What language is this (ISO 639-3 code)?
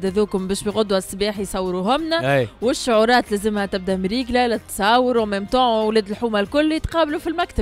ara